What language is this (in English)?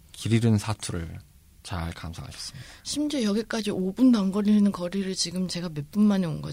Korean